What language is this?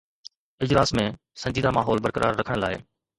Sindhi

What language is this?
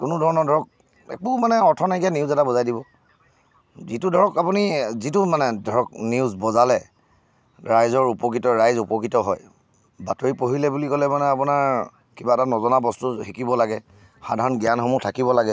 Assamese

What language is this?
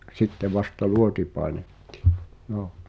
Finnish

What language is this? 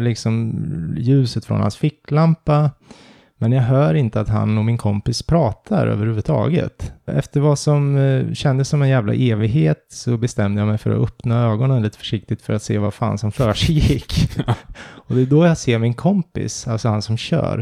Swedish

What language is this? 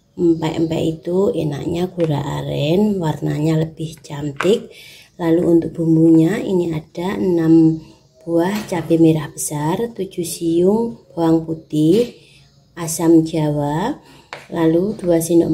Indonesian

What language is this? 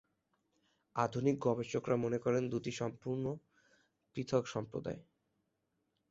Bangla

